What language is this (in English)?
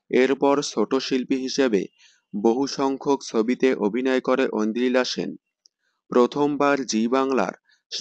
Hindi